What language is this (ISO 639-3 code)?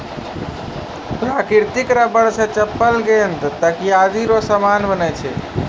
mai